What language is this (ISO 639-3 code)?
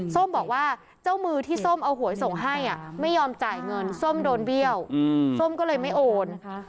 tha